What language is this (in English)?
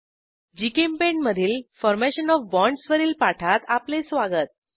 Marathi